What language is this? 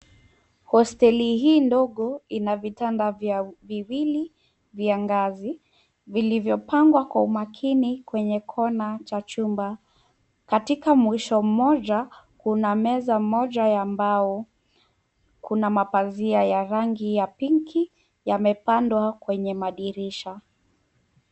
Swahili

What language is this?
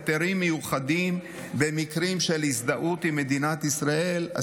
Hebrew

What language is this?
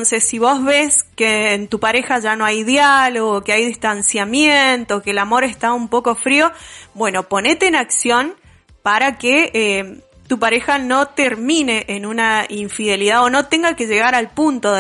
Spanish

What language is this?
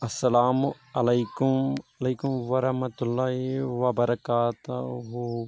Kashmiri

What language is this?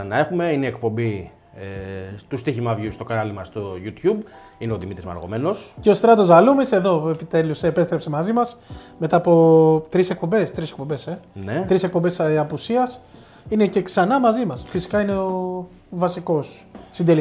Greek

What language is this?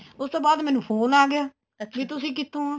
Punjabi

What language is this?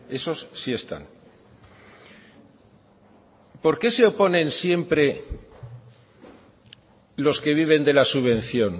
Spanish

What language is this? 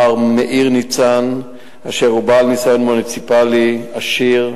Hebrew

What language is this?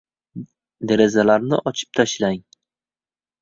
Uzbek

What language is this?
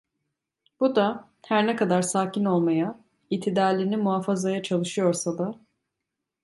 Turkish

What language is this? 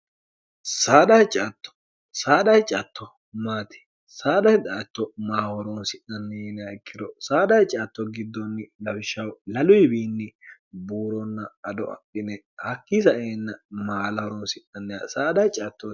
Sidamo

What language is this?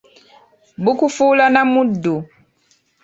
Ganda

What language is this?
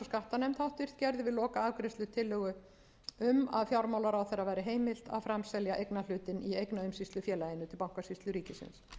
Icelandic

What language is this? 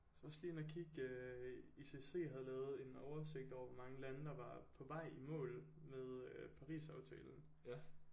Danish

